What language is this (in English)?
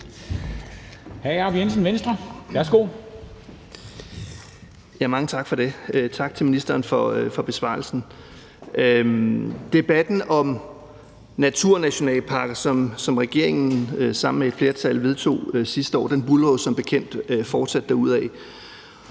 Danish